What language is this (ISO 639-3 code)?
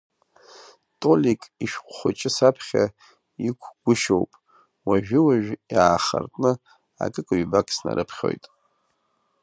abk